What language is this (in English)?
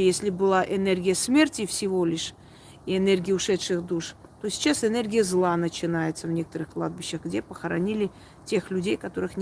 Russian